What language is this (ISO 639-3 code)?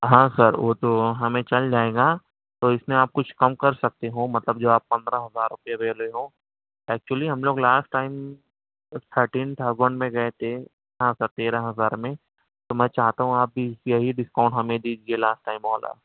urd